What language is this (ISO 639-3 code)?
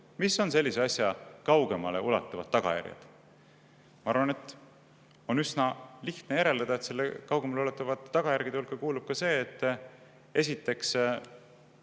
est